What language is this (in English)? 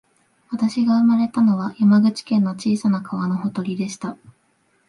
Japanese